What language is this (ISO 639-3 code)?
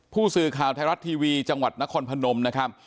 tha